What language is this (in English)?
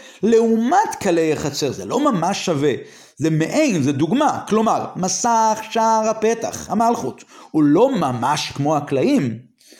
Hebrew